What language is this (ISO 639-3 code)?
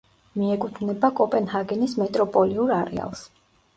kat